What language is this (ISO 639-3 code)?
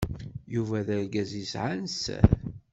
kab